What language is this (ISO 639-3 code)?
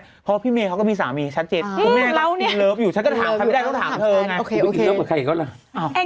tha